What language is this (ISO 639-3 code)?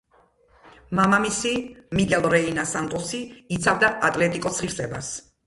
kat